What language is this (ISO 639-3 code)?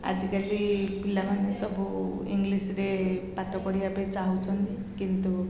ori